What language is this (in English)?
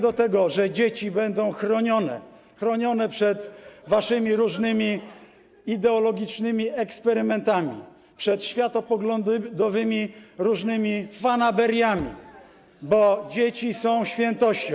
Polish